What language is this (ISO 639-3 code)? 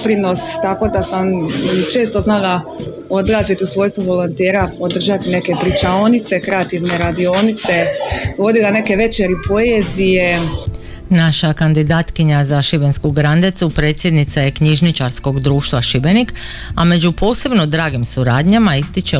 hrv